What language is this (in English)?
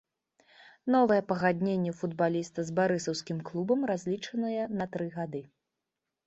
Belarusian